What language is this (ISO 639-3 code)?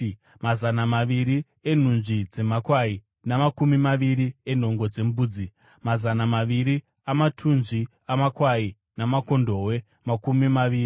sna